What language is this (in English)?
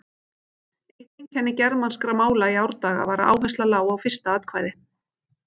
Icelandic